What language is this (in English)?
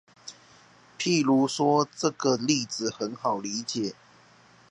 Chinese